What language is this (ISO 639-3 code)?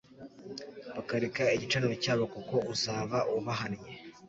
kin